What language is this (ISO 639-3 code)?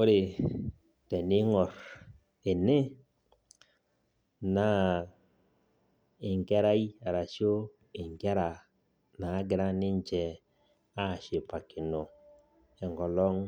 mas